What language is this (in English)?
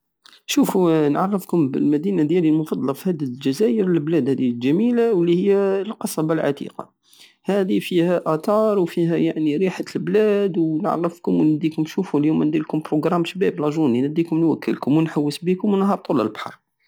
Algerian Saharan Arabic